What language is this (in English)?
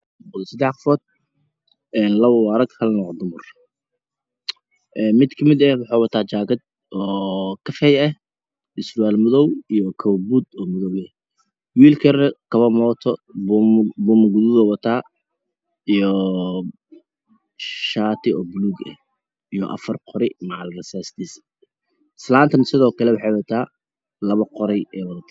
Somali